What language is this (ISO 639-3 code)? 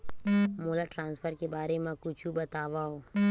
hne